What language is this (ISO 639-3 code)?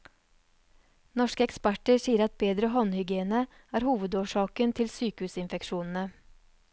nor